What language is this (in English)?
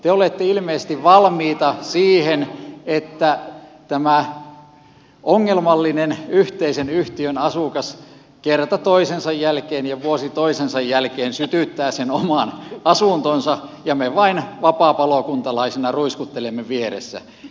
Finnish